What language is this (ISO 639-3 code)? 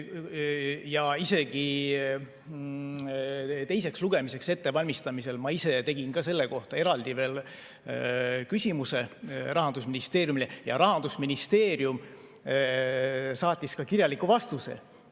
est